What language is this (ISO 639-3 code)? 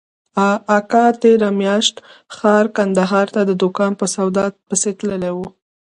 pus